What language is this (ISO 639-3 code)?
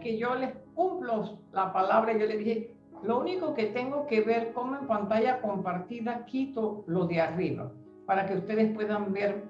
spa